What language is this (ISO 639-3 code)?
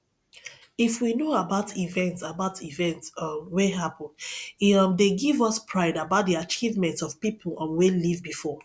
pcm